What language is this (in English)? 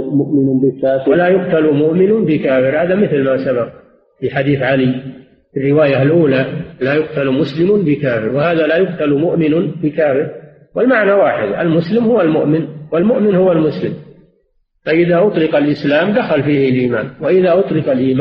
Arabic